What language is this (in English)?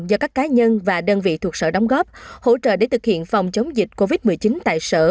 Vietnamese